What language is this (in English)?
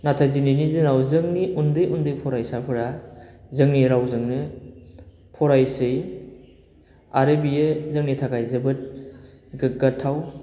Bodo